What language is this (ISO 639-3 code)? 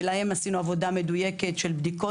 heb